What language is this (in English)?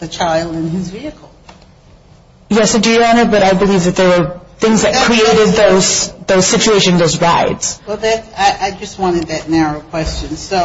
English